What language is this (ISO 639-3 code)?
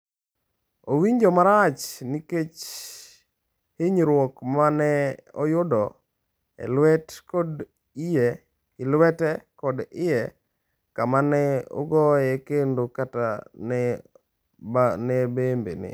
luo